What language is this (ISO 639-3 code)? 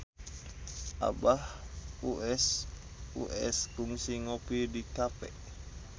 sun